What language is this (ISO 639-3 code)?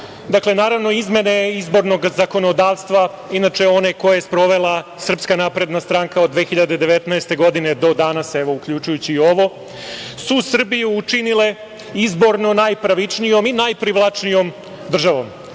srp